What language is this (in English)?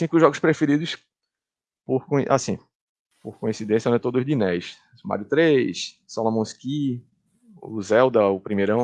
Portuguese